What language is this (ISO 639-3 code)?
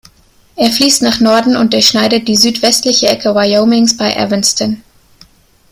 deu